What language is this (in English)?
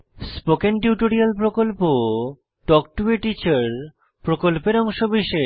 Bangla